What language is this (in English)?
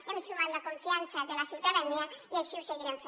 Catalan